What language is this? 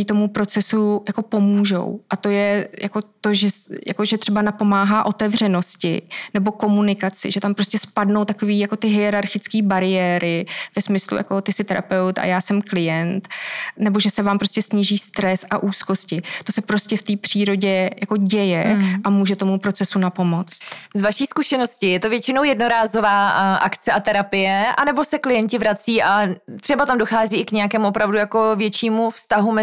Czech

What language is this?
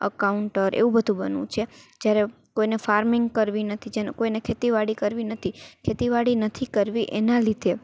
Gujarati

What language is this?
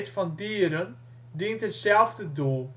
Dutch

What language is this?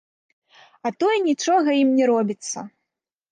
Belarusian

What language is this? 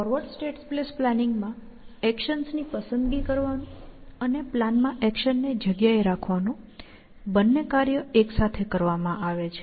Gujarati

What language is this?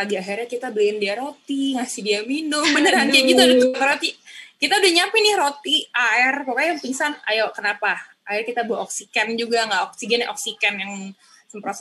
Indonesian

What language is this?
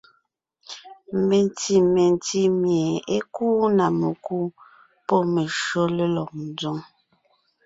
Ngiemboon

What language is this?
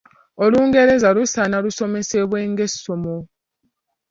Ganda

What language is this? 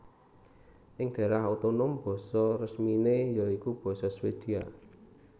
Javanese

